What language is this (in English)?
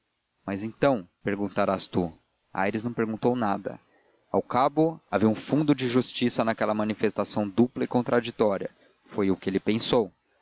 Portuguese